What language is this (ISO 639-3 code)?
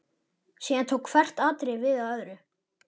isl